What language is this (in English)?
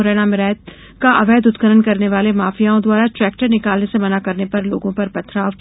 Hindi